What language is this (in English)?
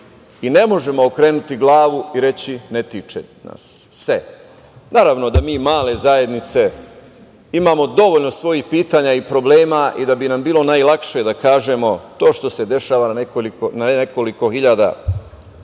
Serbian